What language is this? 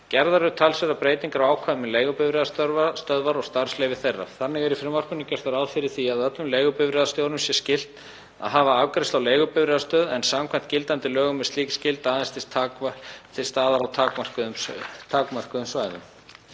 Icelandic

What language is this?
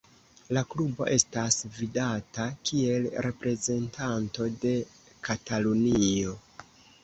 Esperanto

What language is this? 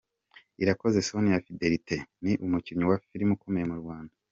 Kinyarwanda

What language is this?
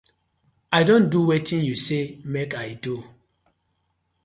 Nigerian Pidgin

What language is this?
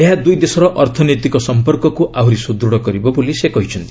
Odia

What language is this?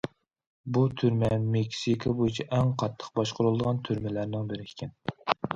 Uyghur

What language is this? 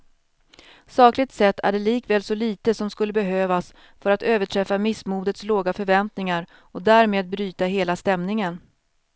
Swedish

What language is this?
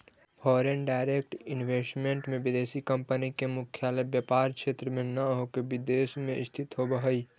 Magahi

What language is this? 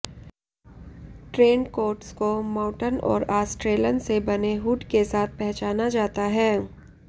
Hindi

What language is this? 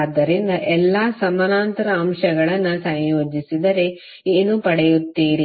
Kannada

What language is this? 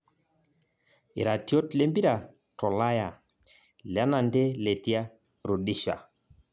Masai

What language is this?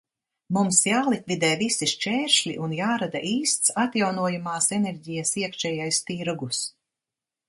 Latvian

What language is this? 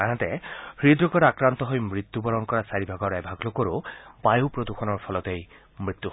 Assamese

